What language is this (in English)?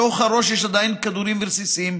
Hebrew